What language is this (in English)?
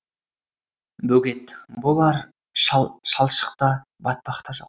Kazakh